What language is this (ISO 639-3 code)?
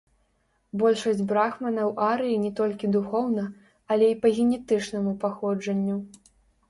bel